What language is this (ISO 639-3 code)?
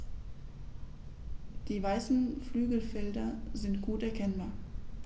deu